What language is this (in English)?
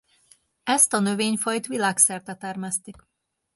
Hungarian